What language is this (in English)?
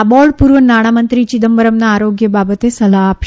Gujarati